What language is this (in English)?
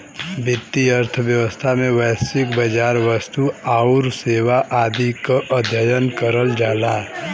Bhojpuri